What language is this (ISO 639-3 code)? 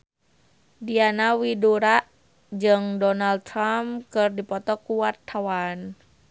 sun